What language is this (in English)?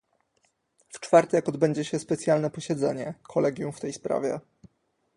Polish